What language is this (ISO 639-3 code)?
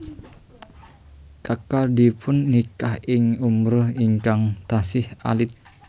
jav